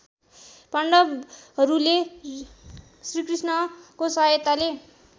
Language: Nepali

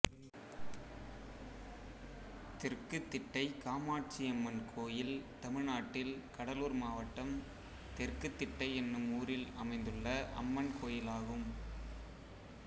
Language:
Tamil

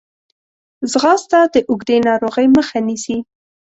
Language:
Pashto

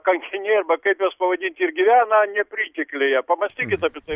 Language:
Lithuanian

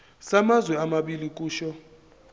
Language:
Zulu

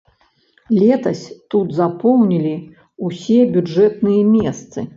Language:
Belarusian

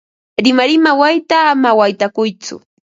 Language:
Ambo-Pasco Quechua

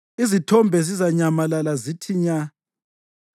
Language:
North Ndebele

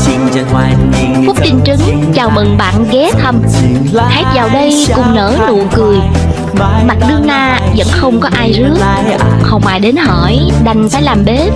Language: Vietnamese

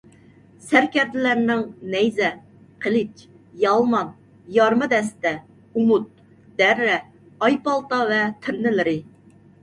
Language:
Uyghur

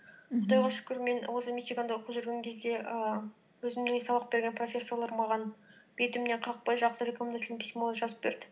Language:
Kazakh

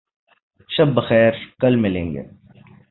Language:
Urdu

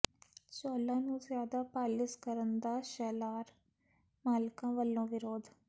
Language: Punjabi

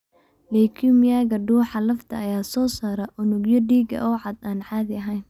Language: Somali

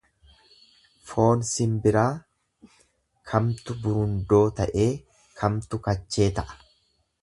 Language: Oromo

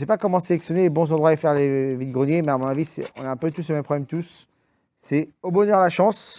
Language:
French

